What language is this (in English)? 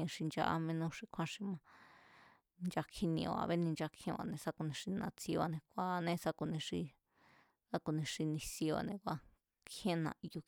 Mazatlán Mazatec